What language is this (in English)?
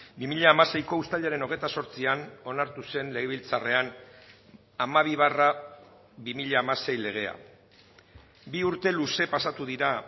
Basque